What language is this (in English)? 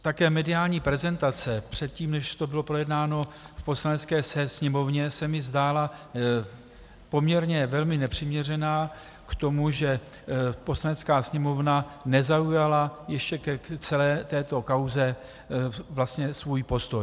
Czech